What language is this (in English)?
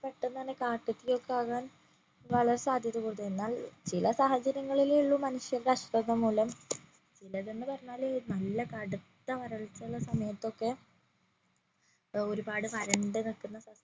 Malayalam